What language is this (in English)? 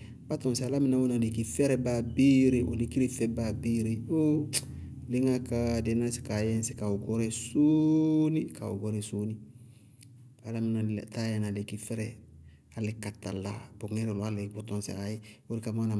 Bago-Kusuntu